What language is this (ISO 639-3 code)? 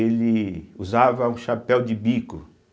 por